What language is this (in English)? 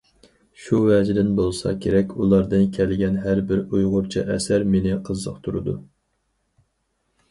Uyghur